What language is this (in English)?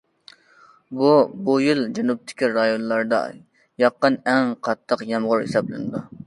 Uyghur